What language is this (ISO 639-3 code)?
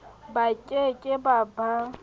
sot